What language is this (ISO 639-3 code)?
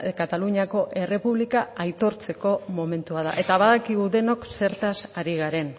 eus